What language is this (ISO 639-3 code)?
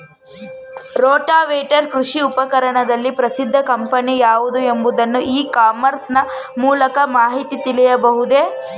kan